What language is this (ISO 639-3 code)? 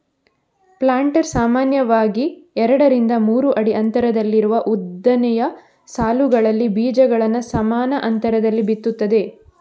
kan